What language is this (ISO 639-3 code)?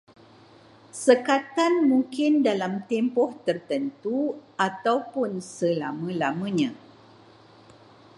msa